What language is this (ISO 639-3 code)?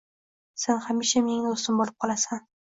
uzb